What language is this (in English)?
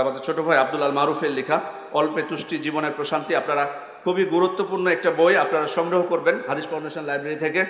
Indonesian